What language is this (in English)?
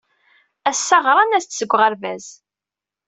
Kabyle